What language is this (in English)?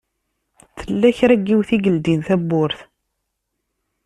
Kabyle